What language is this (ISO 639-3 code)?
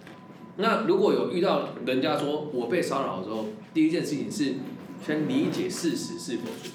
zho